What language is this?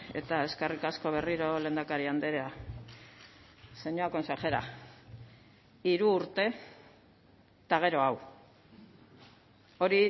Basque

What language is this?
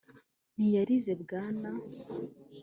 Kinyarwanda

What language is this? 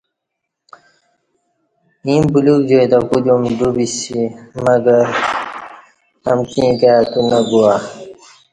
Kati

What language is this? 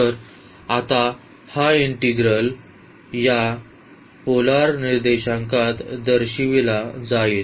Marathi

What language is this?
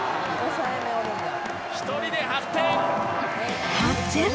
Japanese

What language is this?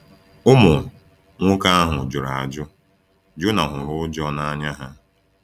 Igbo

